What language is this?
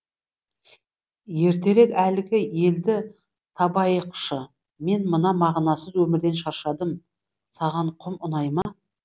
Kazakh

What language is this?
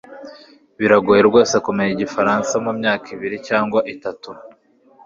Kinyarwanda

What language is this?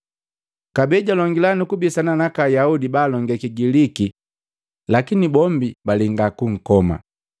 Matengo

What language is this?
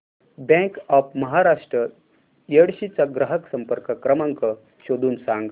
Marathi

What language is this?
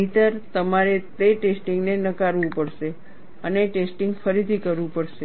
Gujarati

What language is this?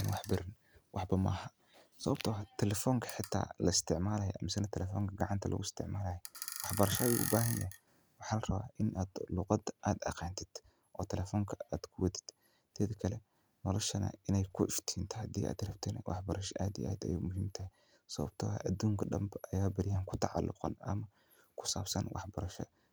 Somali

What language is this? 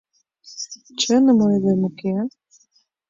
Mari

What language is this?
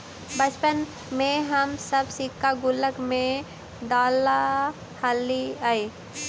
Magahi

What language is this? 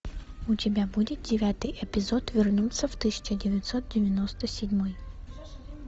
Russian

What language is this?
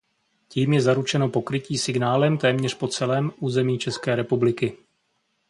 Czech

